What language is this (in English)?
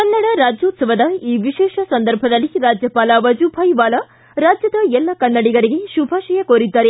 Kannada